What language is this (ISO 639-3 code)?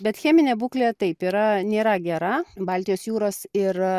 lit